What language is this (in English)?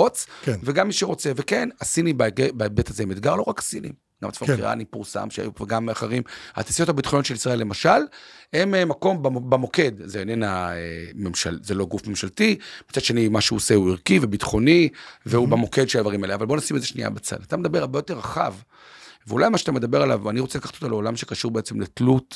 Hebrew